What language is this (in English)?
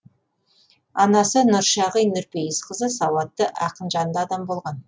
Kazakh